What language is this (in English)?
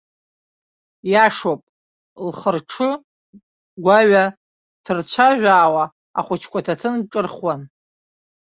Abkhazian